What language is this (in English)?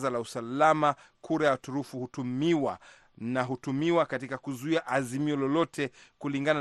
Swahili